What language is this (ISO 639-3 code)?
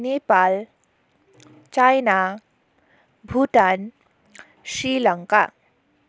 nep